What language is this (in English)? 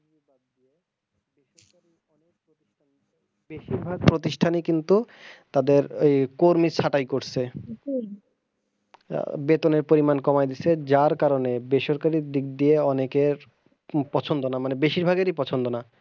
Bangla